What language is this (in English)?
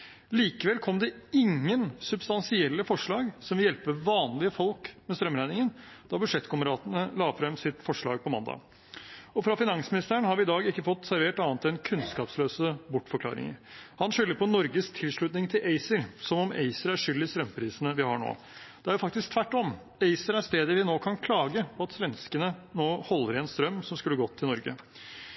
Norwegian Bokmål